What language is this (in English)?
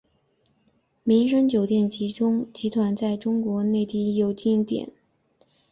Chinese